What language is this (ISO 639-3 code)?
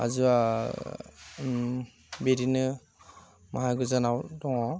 brx